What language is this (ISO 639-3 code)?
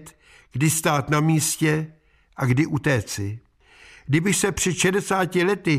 ces